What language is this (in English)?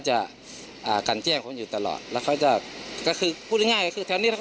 Thai